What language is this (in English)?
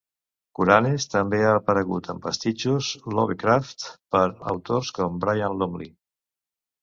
Catalan